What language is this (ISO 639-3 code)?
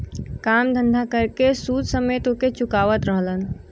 bho